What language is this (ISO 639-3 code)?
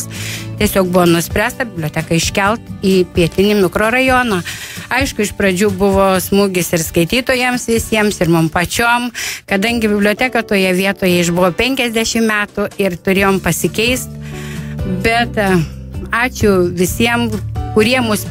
lit